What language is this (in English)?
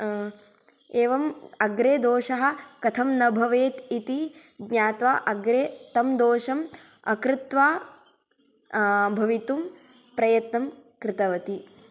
Sanskrit